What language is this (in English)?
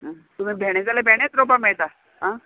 Konkani